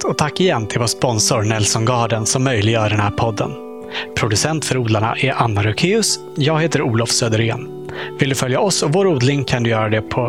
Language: Swedish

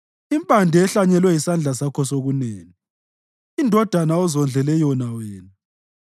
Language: North Ndebele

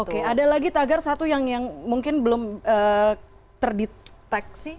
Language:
Indonesian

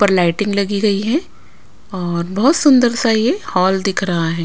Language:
Hindi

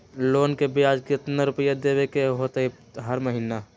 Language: Magahi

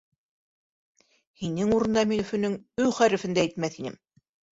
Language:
Bashkir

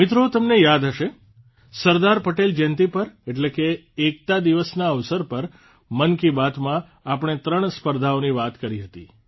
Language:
Gujarati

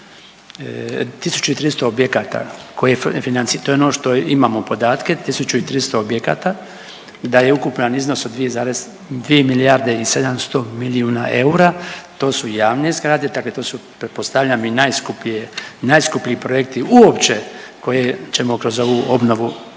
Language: Croatian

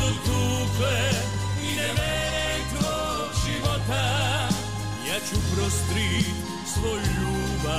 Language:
Croatian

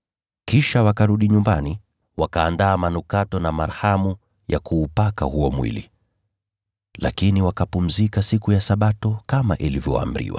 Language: Swahili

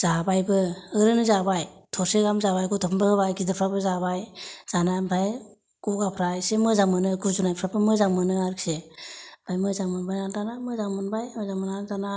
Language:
Bodo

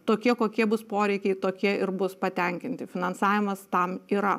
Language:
Lithuanian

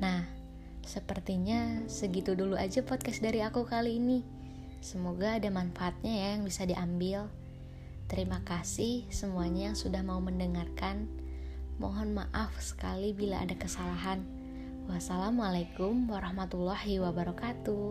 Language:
Indonesian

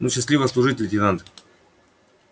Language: Russian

